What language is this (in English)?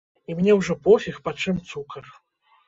Belarusian